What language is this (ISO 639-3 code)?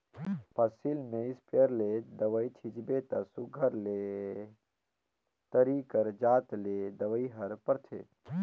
hne